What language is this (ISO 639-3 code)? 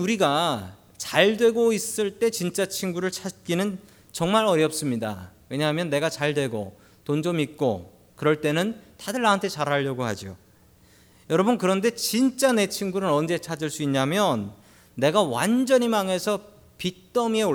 kor